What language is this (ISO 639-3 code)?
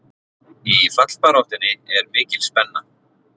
isl